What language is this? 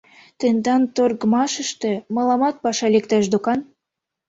Mari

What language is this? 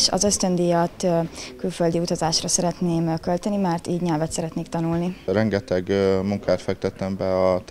Hungarian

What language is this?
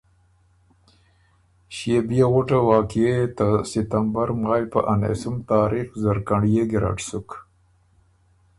Ormuri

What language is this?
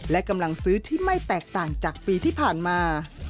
Thai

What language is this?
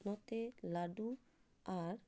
Santali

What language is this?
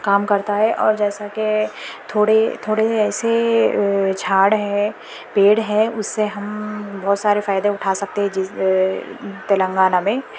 Urdu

